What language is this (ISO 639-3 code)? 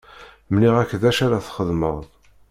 kab